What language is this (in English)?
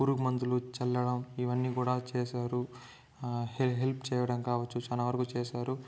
Telugu